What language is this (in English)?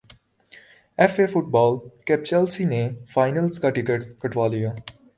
Urdu